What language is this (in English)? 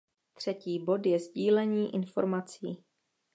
Czech